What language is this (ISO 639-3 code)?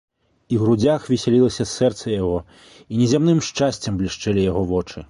bel